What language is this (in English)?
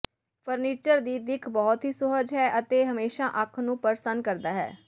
Punjabi